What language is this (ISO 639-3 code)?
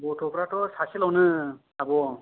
brx